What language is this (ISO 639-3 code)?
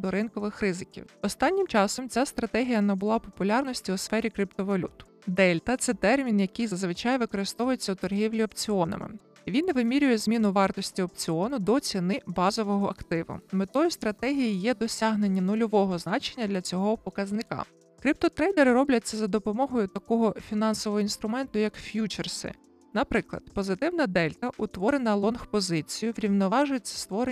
ukr